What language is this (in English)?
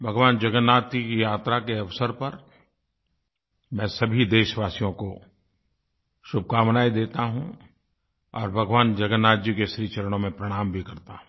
Hindi